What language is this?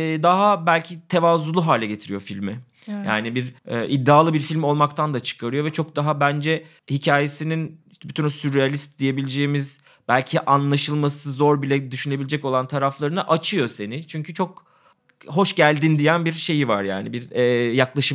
Turkish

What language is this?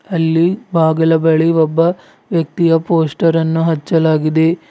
Kannada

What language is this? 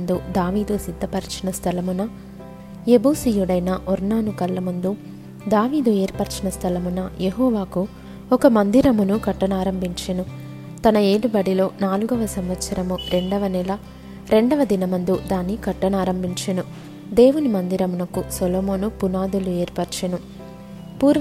Telugu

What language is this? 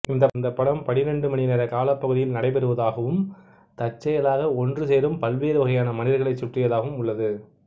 Tamil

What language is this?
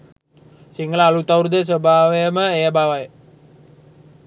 Sinhala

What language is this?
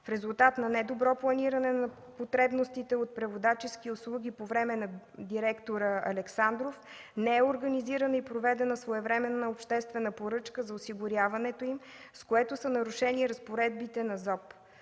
Bulgarian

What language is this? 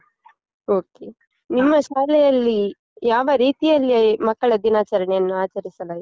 Kannada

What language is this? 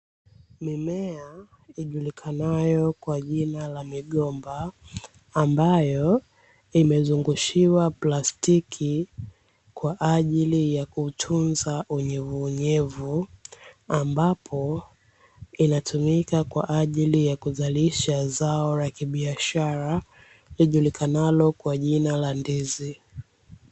Swahili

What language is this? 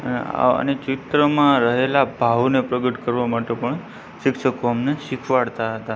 Gujarati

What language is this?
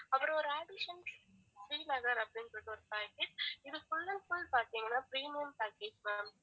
Tamil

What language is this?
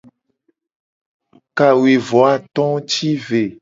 Gen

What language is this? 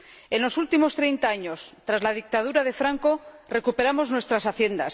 Spanish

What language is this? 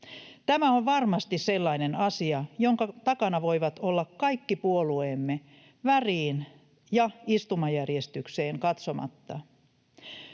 Finnish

